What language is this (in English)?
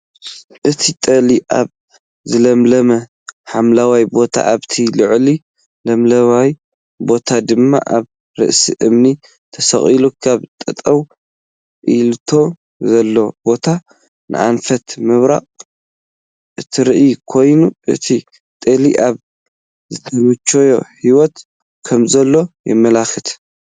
Tigrinya